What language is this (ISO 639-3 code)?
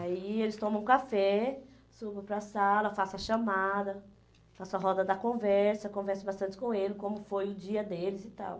por